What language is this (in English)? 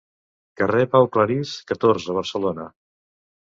Catalan